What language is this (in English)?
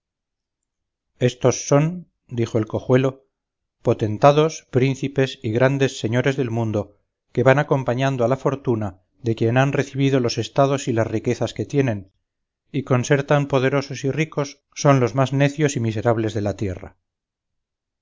Spanish